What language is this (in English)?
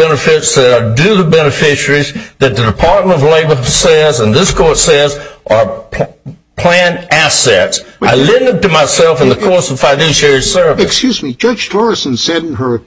English